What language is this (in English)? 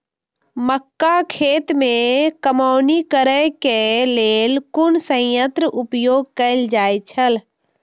Maithili